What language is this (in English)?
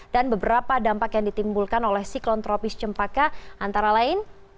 Indonesian